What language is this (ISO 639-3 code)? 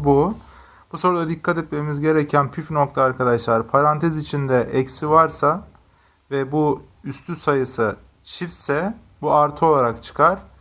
tur